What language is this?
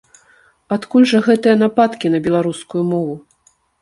Belarusian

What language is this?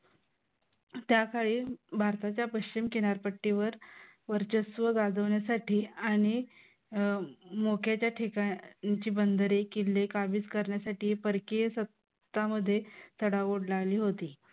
Marathi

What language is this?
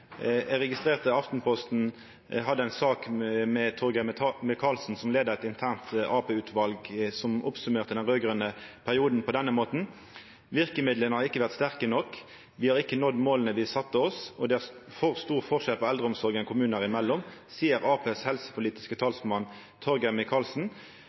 Norwegian Nynorsk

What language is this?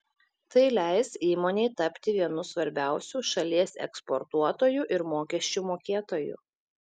Lithuanian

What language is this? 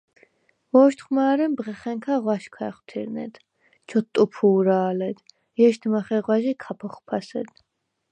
Svan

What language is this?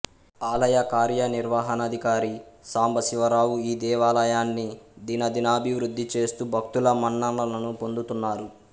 Telugu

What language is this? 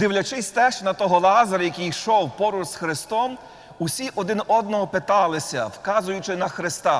Ukrainian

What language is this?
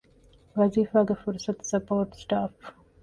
Divehi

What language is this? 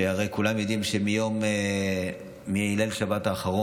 Hebrew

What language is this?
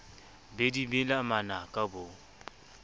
Southern Sotho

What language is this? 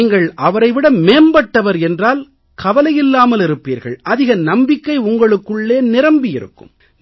Tamil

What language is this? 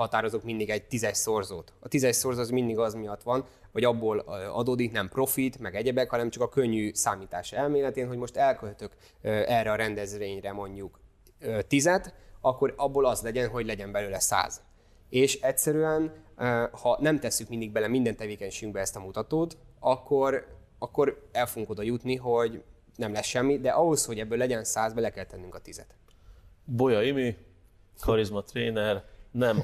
Hungarian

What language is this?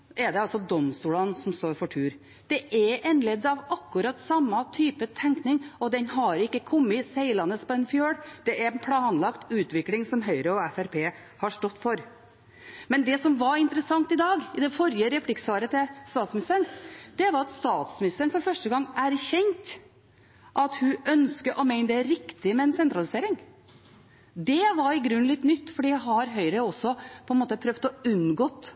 Norwegian Bokmål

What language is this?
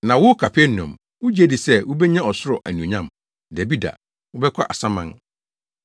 Akan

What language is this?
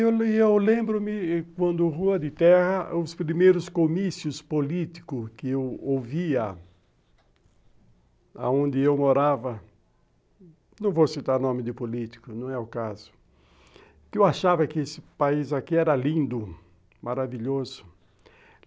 Portuguese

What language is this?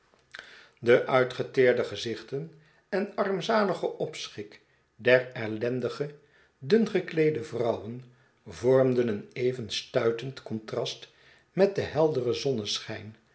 Dutch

